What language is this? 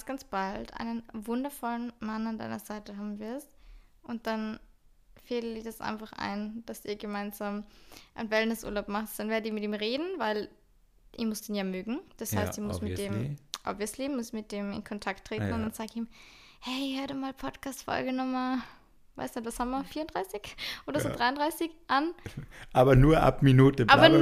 German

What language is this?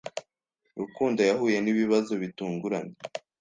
Kinyarwanda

